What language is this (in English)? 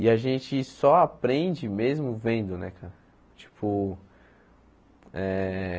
Portuguese